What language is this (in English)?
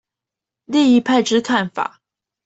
Chinese